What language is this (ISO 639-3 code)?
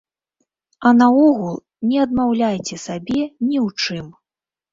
bel